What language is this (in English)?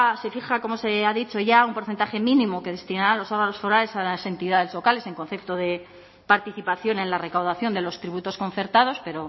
Spanish